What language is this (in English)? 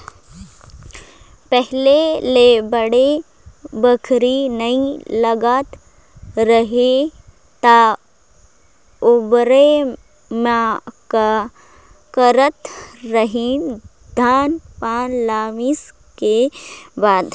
Chhattisgarhi